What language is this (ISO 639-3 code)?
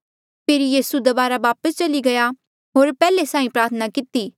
mjl